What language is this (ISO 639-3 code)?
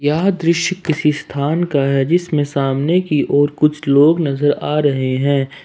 hin